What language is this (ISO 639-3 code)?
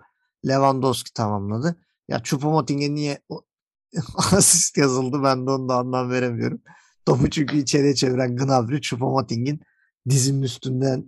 tur